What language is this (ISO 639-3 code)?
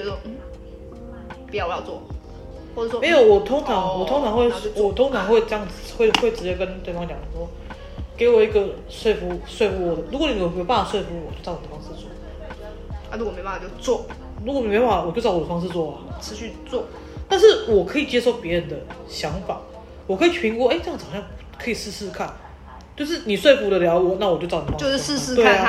zho